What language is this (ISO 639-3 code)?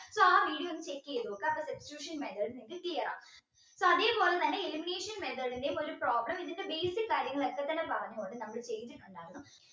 mal